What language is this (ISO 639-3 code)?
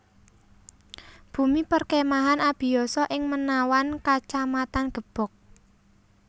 jav